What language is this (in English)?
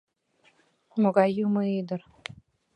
Mari